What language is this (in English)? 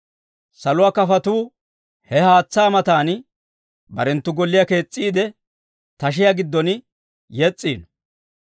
Dawro